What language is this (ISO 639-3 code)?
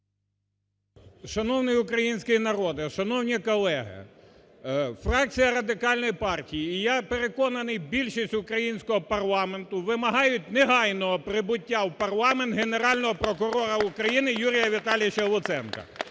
ukr